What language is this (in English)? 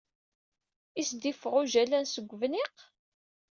Kabyle